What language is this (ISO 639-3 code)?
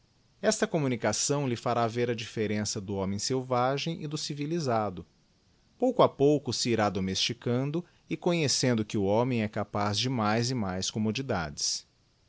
por